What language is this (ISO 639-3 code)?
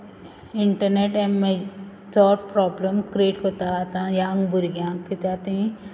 kok